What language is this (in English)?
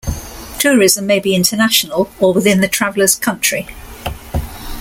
English